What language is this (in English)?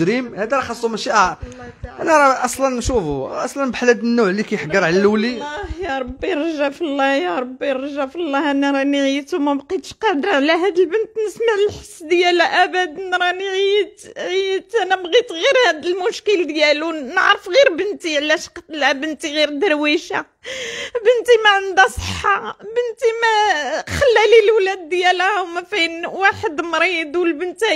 Arabic